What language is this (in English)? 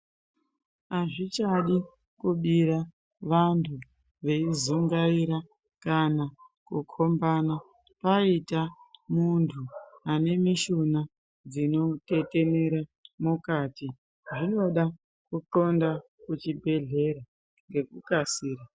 Ndau